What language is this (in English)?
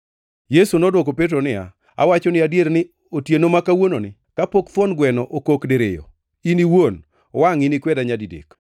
Luo (Kenya and Tanzania)